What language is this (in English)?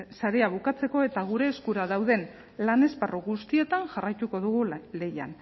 Basque